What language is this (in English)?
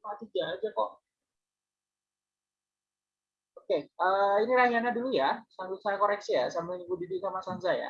Indonesian